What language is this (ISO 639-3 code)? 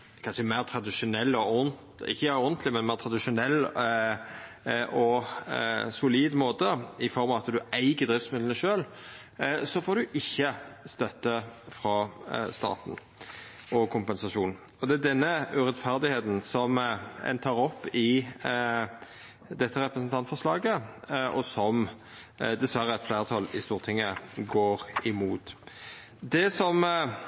nno